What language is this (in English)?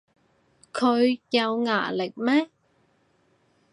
Cantonese